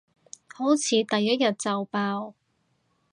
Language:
Cantonese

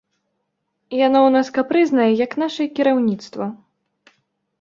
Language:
Belarusian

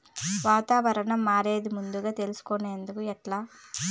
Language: Telugu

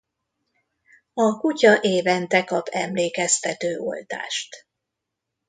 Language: Hungarian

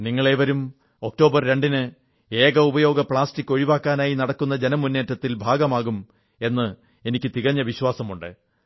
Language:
Malayalam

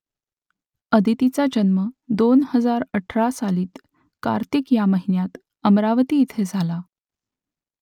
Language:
Marathi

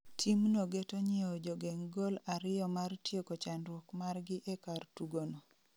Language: Luo (Kenya and Tanzania)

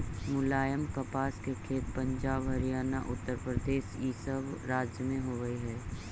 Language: Magahi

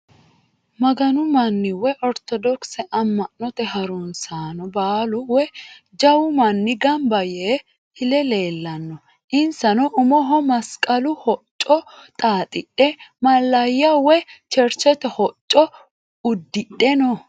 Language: Sidamo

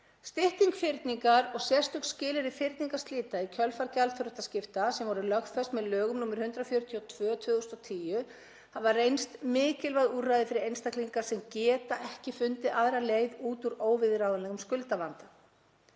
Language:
Icelandic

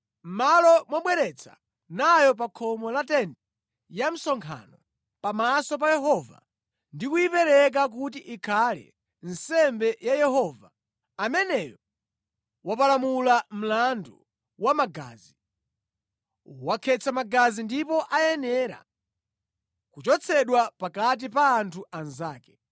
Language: Nyanja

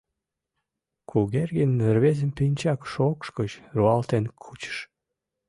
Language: Mari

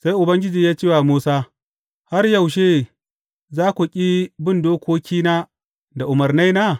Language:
Hausa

